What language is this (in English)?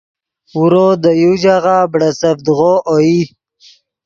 Yidgha